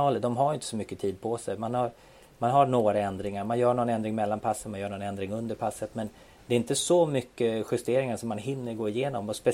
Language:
Swedish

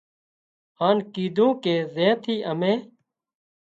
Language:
Wadiyara Koli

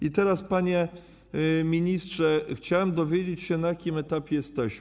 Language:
Polish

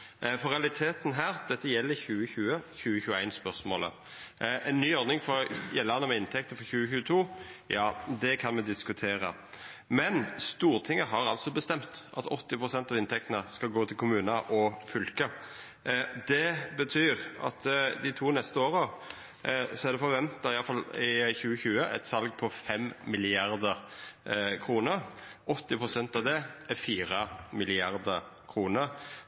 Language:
Norwegian Nynorsk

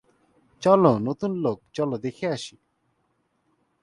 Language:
Bangla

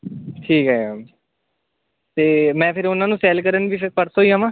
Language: Punjabi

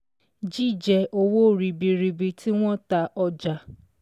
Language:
Yoruba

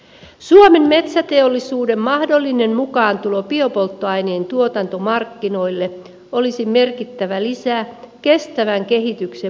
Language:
Finnish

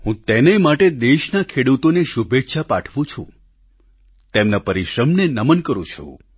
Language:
Gujarati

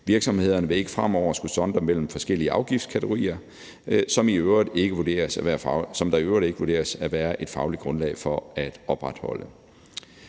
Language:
Danish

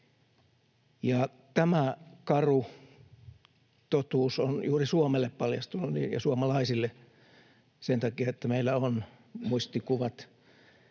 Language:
Finnish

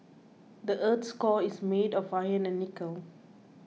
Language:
English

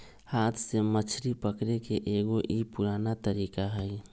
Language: Magahi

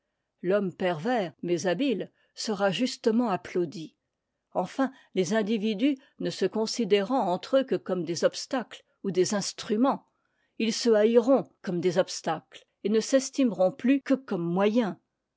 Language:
French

